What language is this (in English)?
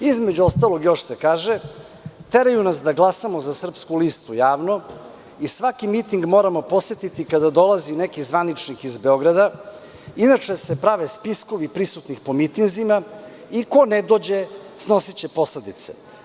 Serbian